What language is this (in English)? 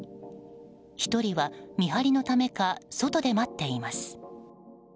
Japanese